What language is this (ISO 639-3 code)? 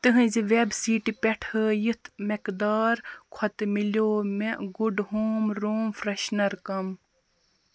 kas